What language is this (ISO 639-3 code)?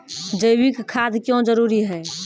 mai